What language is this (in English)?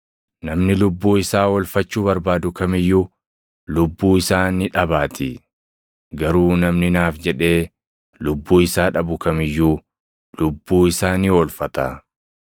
Oromo